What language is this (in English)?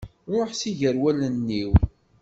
Kabyle